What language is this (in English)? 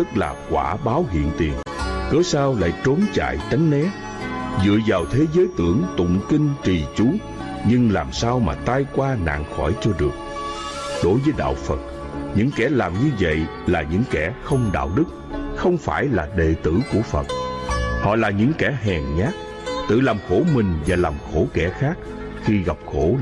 Vietnamese